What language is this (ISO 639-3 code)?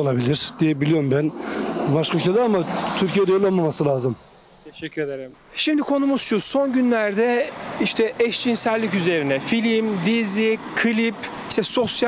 tur